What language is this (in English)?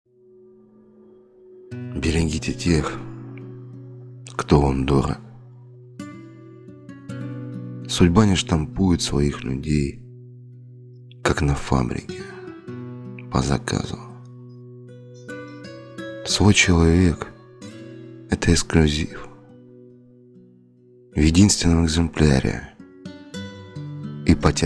Russian